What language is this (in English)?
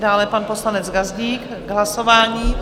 Czech